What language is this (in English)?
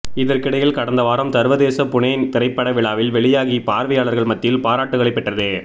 Tamil